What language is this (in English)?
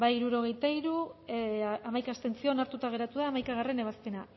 Basque